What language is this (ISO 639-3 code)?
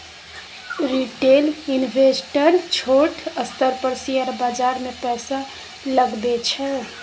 mai